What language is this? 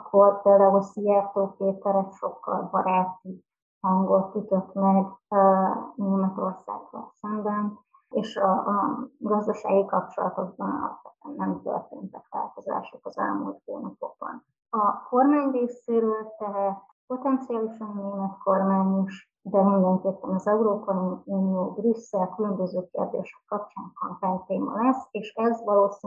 Hungarian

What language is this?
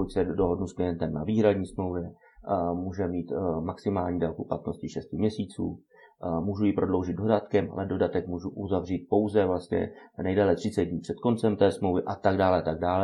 Czech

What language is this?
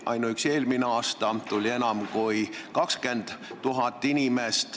Estonian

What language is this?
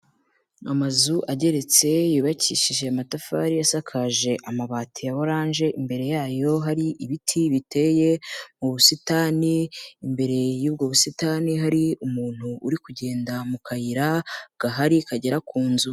Kinyarwanda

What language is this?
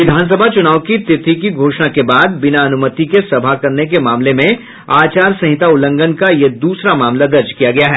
Hindi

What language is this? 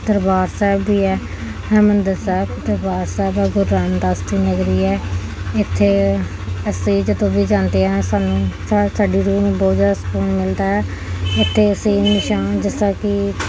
Punjabi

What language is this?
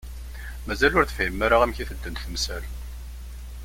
Kabyle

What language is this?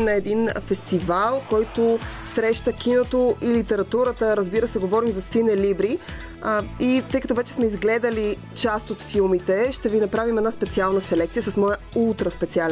Bulgarian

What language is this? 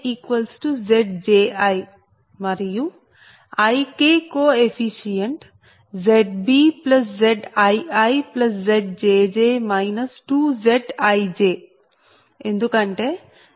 Telugu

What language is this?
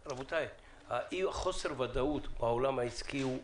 Hebrew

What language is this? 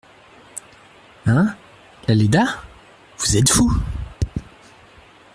French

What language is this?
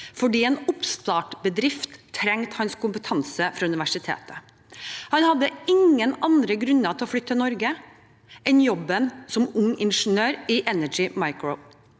Norwegian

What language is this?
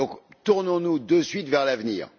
French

